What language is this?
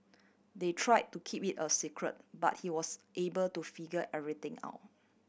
English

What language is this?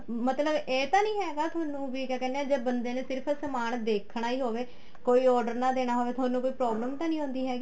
Punjabi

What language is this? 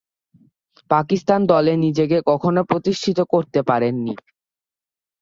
Bangla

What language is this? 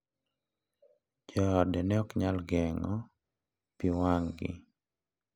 Luo (Kenya and Tanzania)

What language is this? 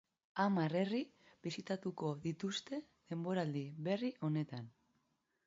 Basque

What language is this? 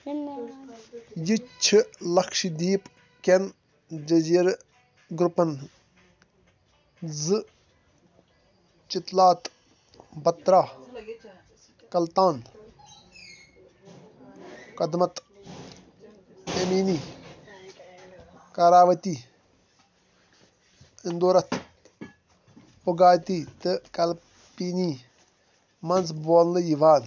Kashmiri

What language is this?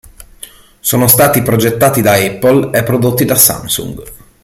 Italian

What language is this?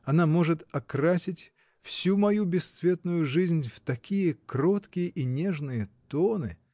Russian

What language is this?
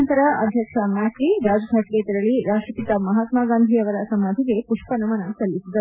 Kannada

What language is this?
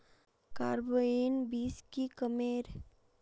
Magahi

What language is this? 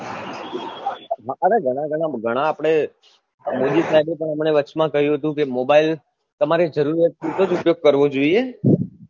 Gujarati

